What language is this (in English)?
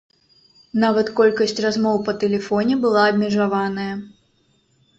Belarusian